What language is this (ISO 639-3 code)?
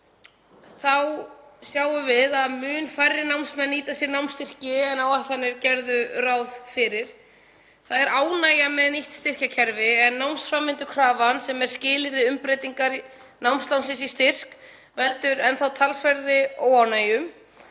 isl